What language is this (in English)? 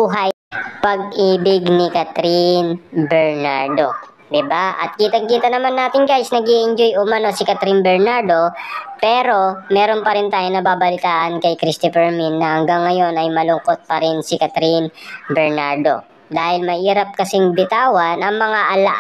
Filipino